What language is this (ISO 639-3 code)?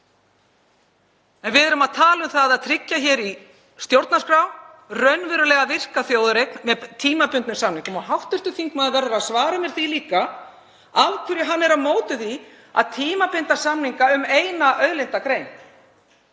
isl